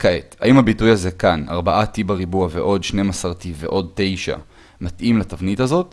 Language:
Hebrew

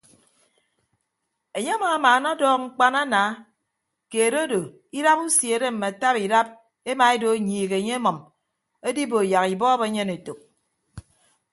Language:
Ibibio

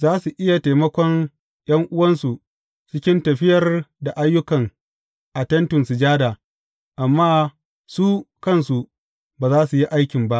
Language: Hausa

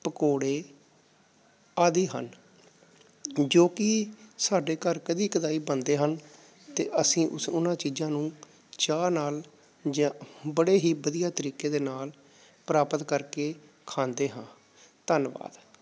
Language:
Punjabi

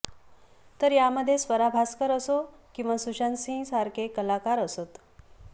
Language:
Marathi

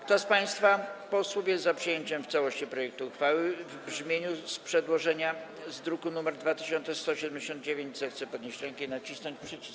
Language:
Polish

